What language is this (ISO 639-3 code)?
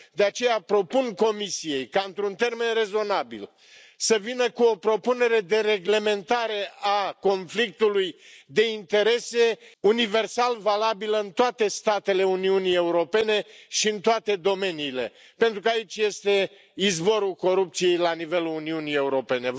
ron